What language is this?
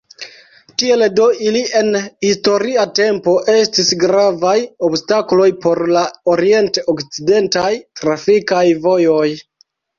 Esperanto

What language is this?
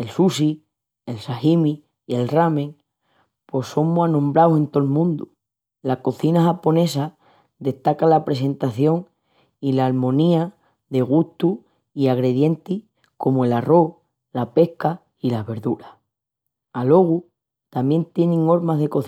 Extremaduran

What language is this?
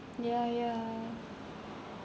English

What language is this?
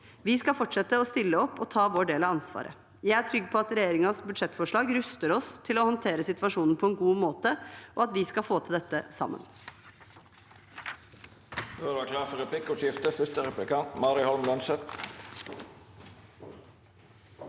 Norwegian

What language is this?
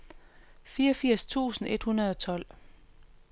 Danish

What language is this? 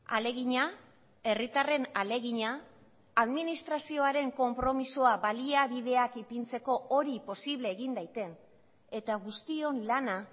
Basque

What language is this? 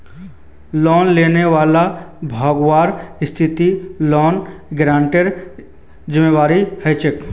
Magahi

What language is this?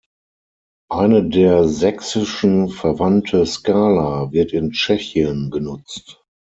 German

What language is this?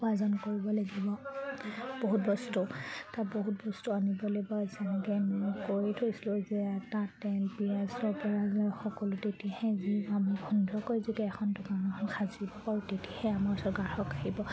Assamese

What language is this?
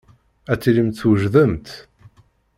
Kabyle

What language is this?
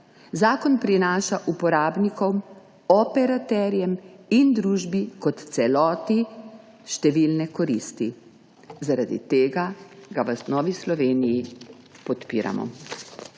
Slovenian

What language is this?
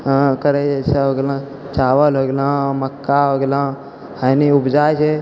Maithili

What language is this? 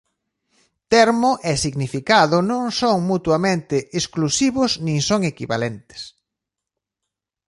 Galician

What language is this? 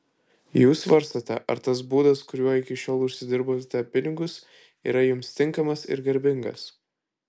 Lithuanian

